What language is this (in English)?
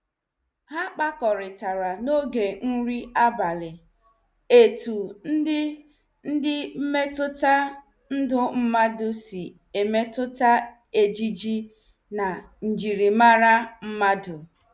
Igbo